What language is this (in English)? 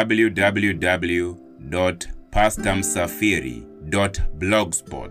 Swahili